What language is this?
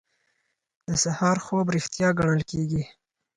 Pashto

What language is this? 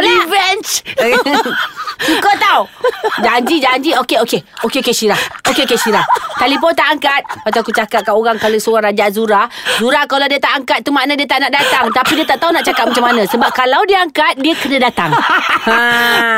Malay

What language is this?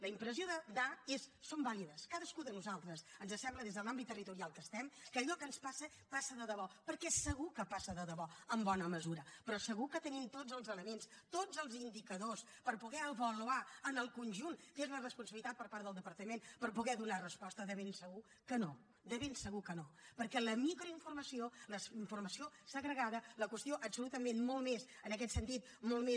Catalan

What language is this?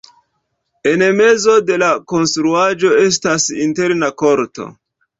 Esperanto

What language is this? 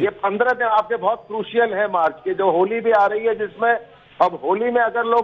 Hindi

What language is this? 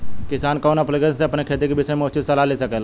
Bhojpuri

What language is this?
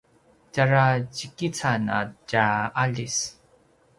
Paiwan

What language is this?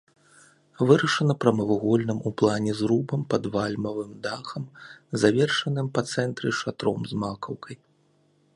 Belarusian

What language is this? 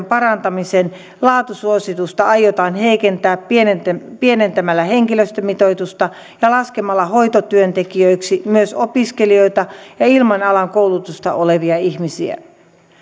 Finnish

